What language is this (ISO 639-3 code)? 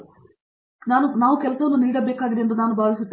kan